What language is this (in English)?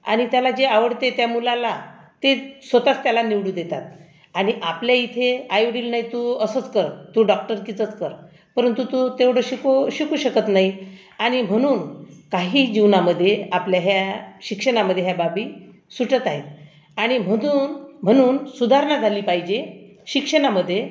Marathi